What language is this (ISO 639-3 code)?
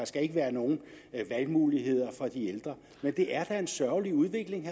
dan